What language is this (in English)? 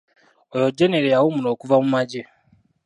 Ganda